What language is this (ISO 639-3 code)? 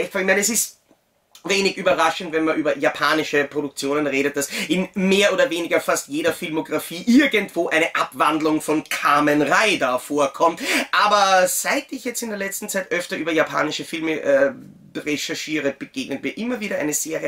deu